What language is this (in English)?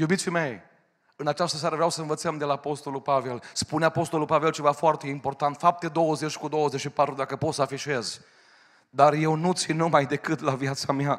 Romanian